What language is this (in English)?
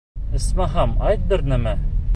Bashkir